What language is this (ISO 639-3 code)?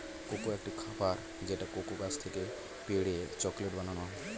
ben